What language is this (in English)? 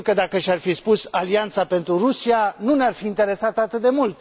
Romanian